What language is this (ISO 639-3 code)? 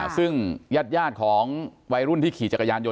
tha